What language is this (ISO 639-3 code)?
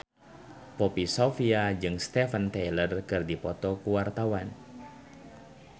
sun